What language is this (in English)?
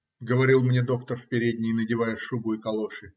Russian